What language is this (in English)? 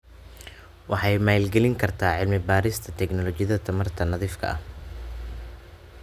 Somali